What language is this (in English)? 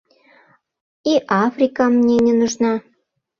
Mari